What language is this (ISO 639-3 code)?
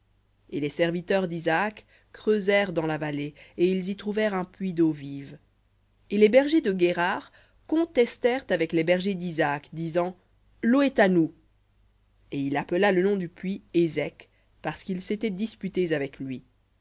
fra